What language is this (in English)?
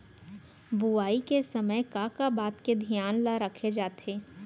Chhattisgarhi